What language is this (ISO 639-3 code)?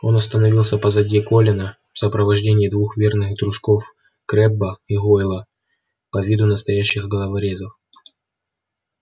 rus